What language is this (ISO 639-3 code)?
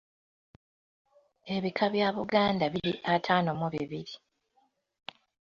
lug